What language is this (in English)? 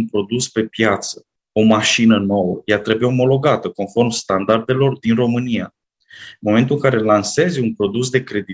Romanian